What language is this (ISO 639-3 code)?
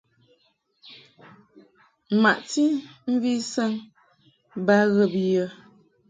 mhk